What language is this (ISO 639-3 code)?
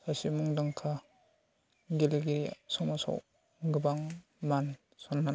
brx